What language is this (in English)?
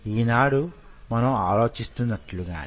Telugu